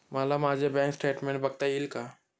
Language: Marathi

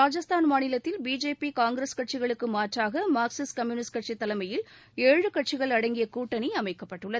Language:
Tamil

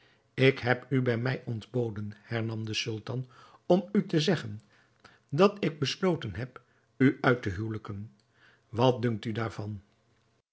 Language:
Dutch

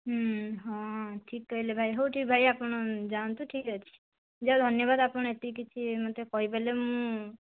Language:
Odia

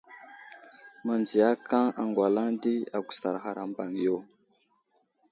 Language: Wuzlam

